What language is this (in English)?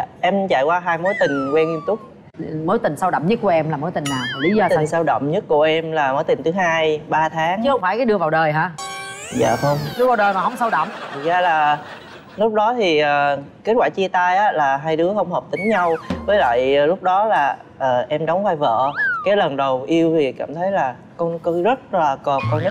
Vietnamese